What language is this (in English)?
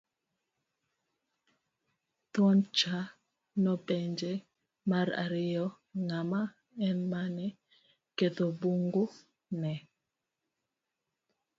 Luo (Kenya and Tanzania)